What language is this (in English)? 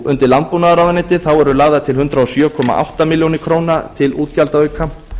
Icelandic